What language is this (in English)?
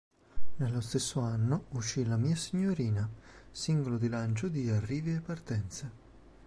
Italian